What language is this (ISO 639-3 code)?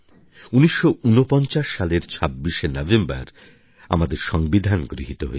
ben